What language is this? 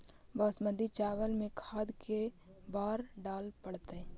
Magahi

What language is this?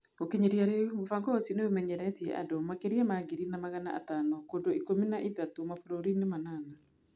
Kikuyu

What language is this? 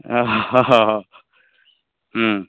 Odia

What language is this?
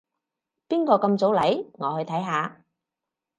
Cantonese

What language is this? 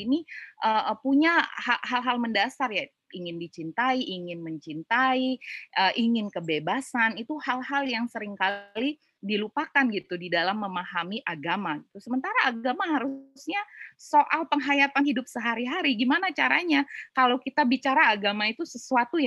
Indonesian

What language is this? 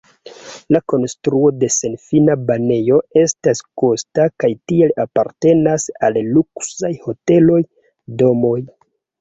Esperanto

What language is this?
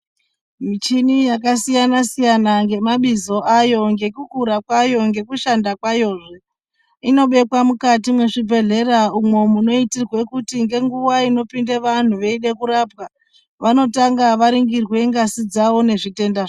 Ndau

